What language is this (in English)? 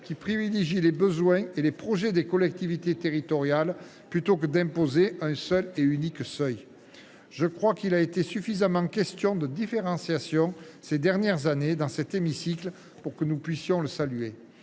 French